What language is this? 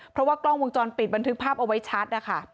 Thai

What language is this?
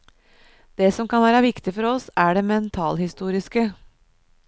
Norwegian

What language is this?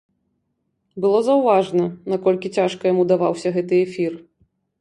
Belarusian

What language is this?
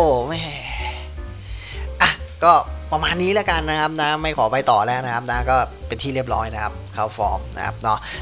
Thai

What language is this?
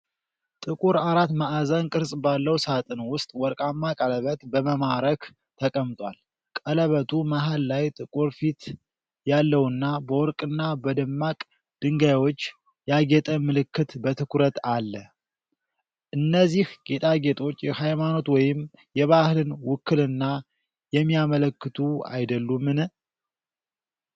Amharic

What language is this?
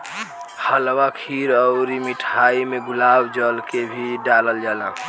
Bhojpuri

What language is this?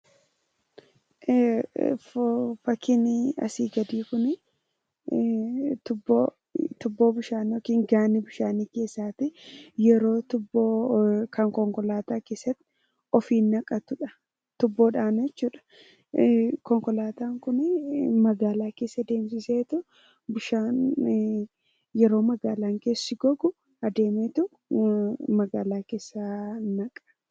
Oromo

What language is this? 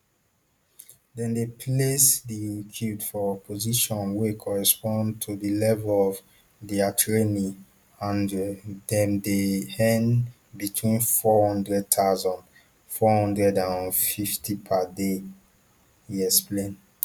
Nigerian Pidgin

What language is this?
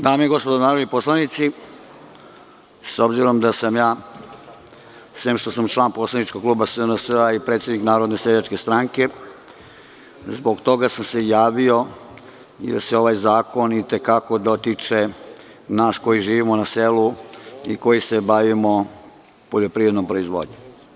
Serbian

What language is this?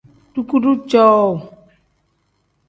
Tem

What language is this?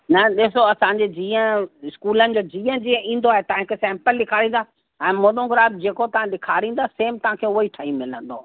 Sindhi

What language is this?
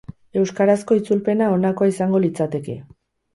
Basque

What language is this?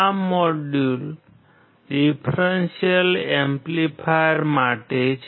Gujarati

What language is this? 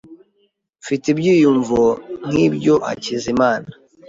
Kinyarwanda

